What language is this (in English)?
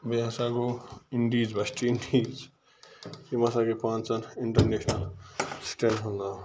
Kashmiri